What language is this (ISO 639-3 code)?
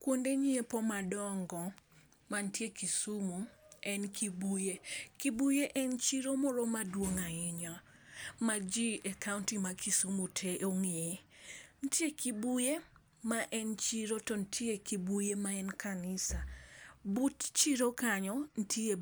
luo